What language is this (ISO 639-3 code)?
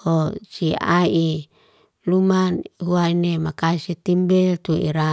ste